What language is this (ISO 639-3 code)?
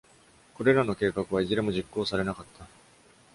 jpn